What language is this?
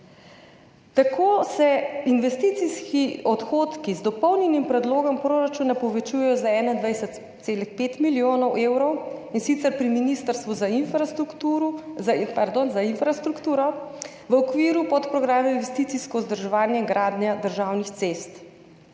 Slovenian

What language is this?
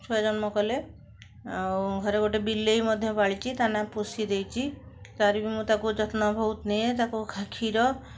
Odia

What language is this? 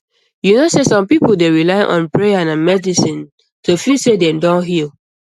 Nigerian Pidgin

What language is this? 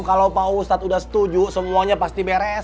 Indonesian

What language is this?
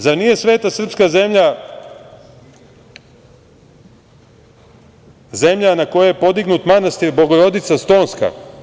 Serbian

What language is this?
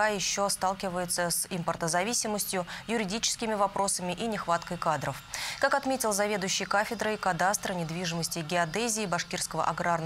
Russian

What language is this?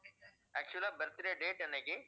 Tamil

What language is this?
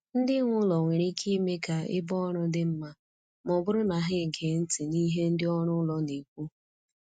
Igbo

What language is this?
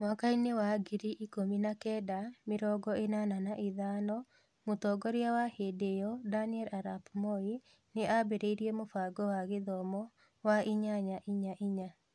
Kikuyu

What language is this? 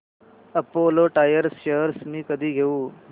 Marathi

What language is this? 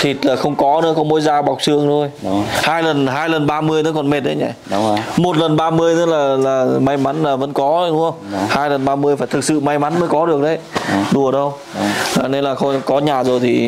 Vietnamese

